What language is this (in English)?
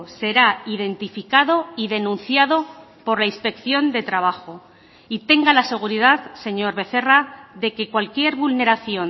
Spanish